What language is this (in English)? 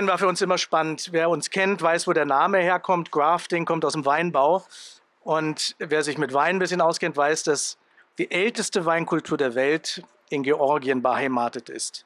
German